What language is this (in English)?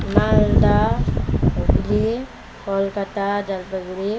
Nepali